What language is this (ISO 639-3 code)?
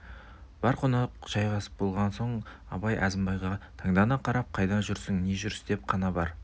kaz